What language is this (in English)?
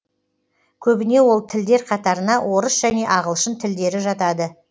Kazakh